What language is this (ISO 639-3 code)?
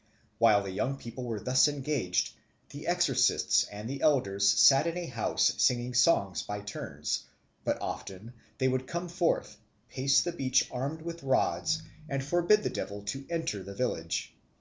eng